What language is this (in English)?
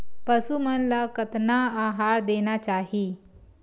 Chhattisgarhi